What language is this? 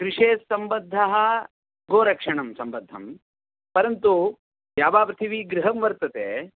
Sanskrit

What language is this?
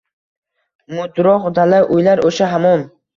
Uzbek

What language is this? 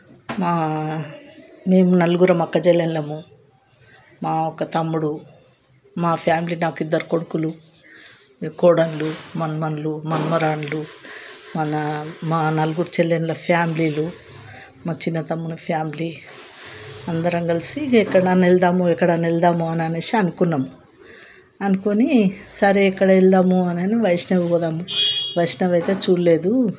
Telugu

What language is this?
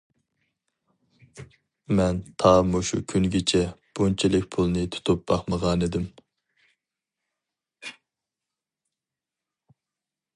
Uyghur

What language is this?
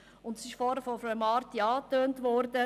Swiss German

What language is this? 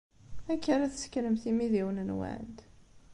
Kabyle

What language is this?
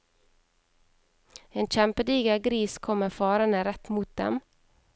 Norwegian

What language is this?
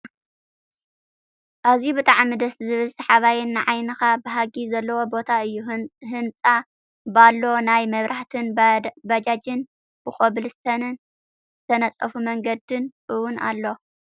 Tigrinya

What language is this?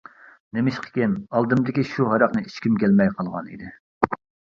Uyghur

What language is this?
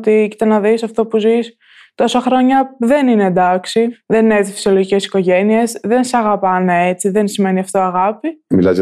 Greek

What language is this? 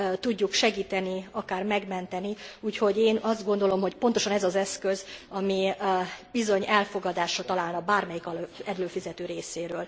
Hungarian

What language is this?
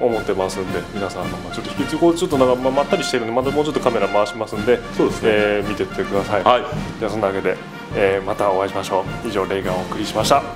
Japanese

